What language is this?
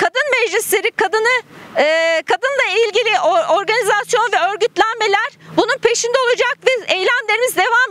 Turkish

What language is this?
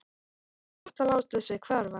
Icelandic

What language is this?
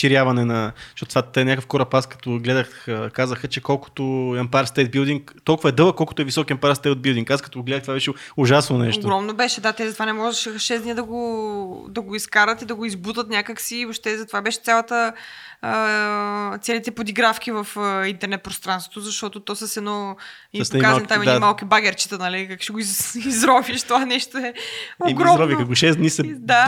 Bulgarian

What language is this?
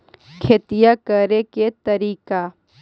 Magahi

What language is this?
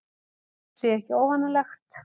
Icelandic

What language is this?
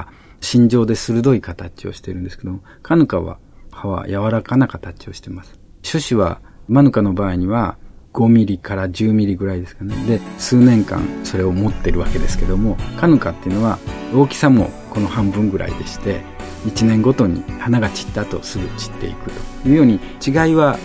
Japanese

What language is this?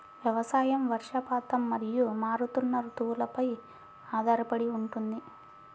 Telugu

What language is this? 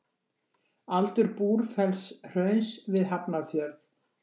Icelandic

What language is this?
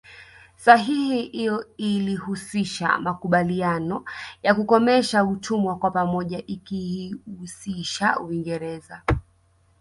Swahili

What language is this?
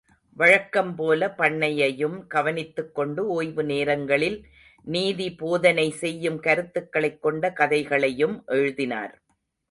Tamil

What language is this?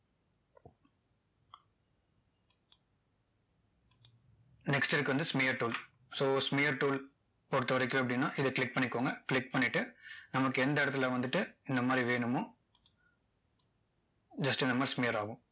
Tamil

